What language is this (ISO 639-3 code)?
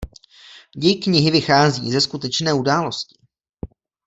ces